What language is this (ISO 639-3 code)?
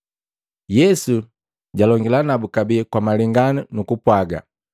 mgv